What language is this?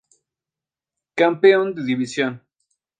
Spanish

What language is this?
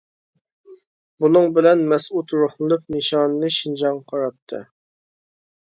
Uyghur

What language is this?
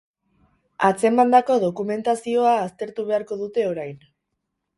Basque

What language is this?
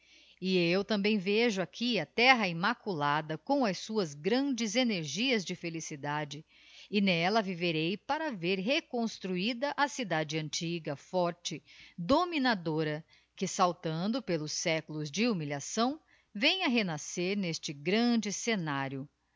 Portuguese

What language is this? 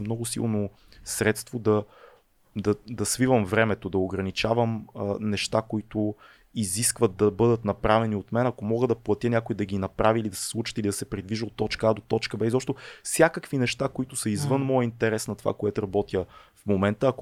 Bulgarian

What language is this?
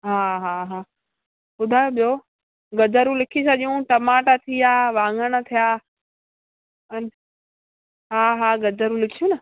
Sindhi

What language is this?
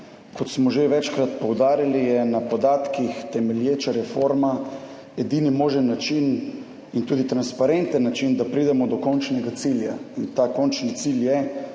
Slovenian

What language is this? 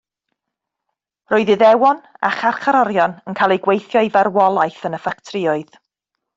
Welsh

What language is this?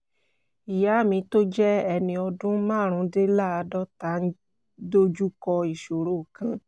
Yoruba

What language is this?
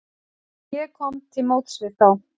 Icelandic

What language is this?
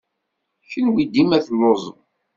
Kabyle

